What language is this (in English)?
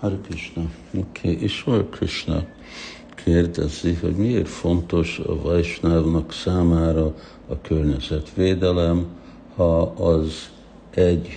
Hungarian